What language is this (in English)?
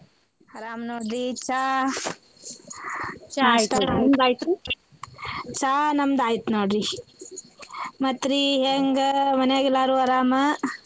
Kannada